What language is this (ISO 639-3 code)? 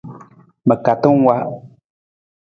nmz